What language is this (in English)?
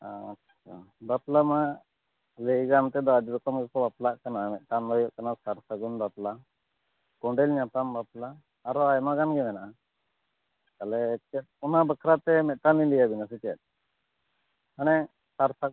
Santali